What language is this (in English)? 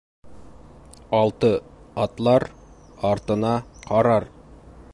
Bashkir